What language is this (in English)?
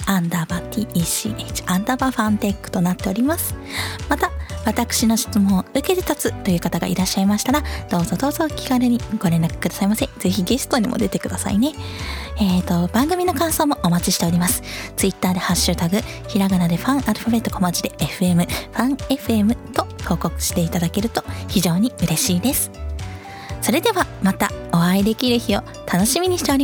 Japanese